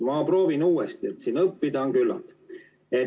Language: Estonian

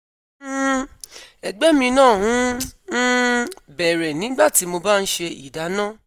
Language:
Yoruba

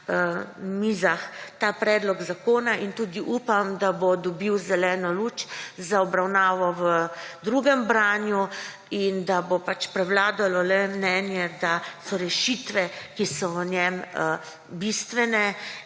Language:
Slovenian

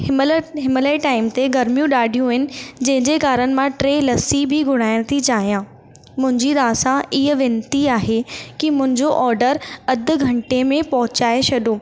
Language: Sindhi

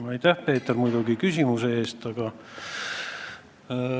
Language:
Estonian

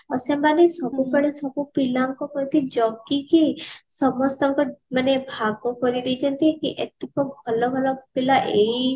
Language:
Odia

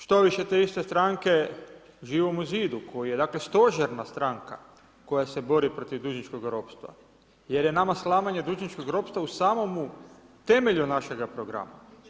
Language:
Croatian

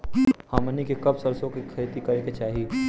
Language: Bhojpuri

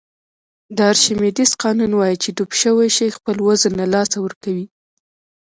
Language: Pashto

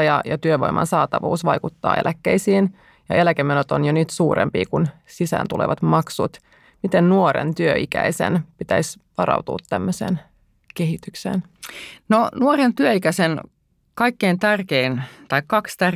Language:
Finnish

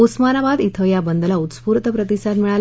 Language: Marathi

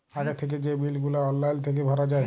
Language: Bangla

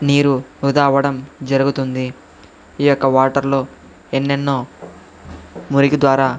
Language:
Telugu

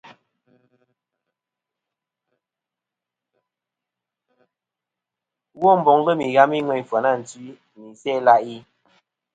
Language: Kom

